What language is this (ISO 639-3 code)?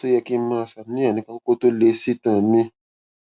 yor